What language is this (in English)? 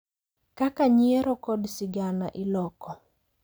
Luo (Kenya and Tanzania)